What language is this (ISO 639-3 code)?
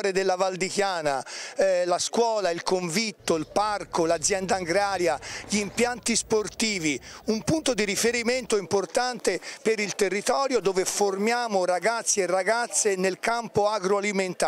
ita